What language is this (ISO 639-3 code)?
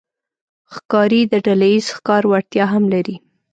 pus